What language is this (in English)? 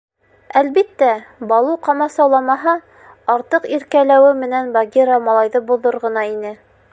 Bashkir